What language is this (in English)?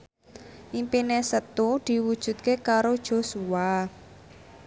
Javanese